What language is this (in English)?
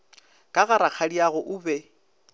Northern Sotho